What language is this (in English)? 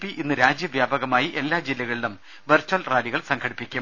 Malayalam